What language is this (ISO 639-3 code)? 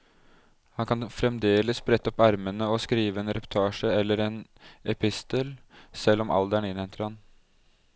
nor